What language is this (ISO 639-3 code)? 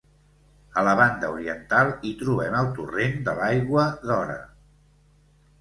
cat